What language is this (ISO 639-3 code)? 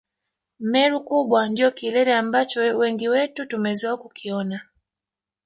swa